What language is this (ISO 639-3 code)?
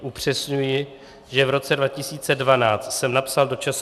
ces